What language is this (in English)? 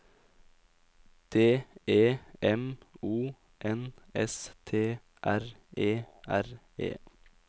Norwegian